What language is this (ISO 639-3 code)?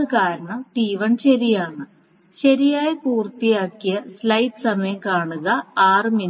mal